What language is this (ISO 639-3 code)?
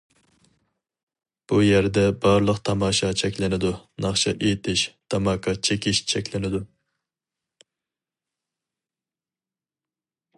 uig